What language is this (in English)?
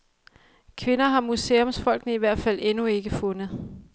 Danish